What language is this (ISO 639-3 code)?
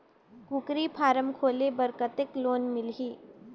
hne